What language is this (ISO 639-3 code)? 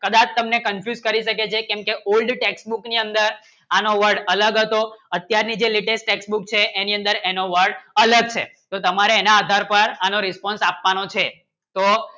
guj